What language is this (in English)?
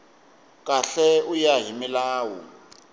Tsonga